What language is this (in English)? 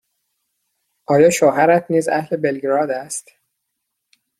Persian